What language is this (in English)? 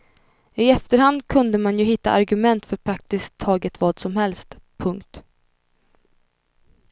Swedish